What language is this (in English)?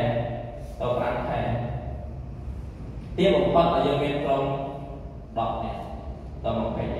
Vietnamese